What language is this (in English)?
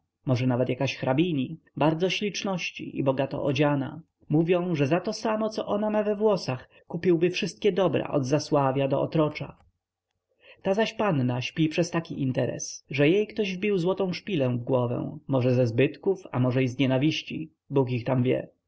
Polish